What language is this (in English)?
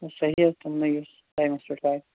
Kashmiri